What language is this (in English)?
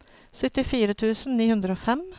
Norwegian